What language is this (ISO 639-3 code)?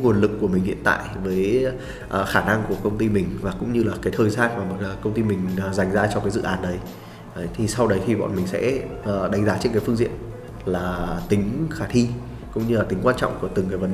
vie